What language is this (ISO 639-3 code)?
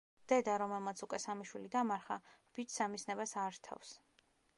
kat